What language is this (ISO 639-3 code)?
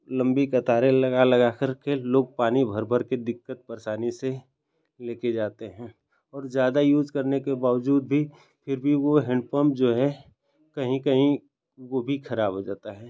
hin